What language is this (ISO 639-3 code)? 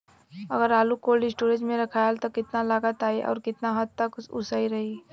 bho